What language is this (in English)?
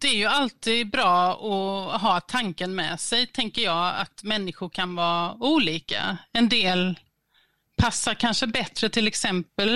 Swedish